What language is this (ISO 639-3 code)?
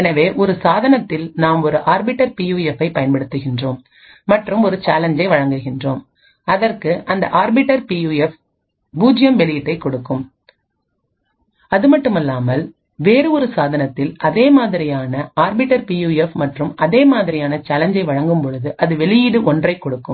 tam